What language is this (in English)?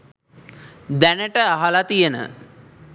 Sinhala